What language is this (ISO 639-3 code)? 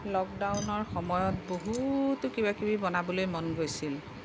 asm